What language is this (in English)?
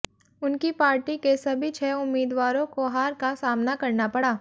Hindi